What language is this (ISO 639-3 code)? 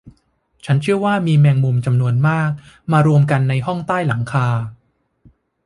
tha